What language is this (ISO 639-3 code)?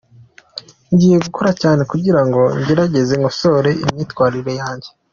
kin